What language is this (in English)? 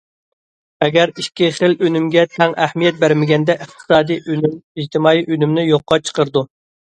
Uyghur